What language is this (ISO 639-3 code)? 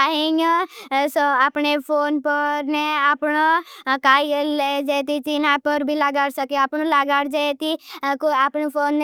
bhb